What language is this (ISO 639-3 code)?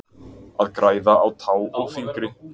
isl